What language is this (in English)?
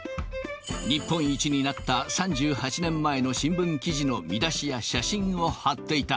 Japanese